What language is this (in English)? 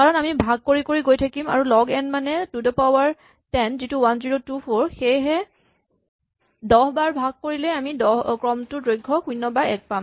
Assamese